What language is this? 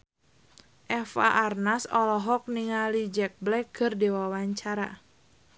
Sundanese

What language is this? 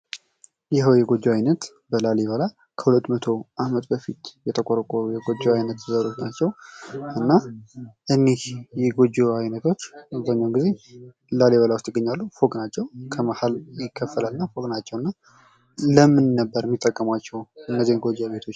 Amharic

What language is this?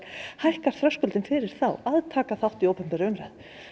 Icelandic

